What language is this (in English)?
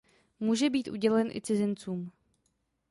Czech